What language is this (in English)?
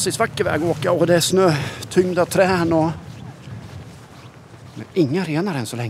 Swedish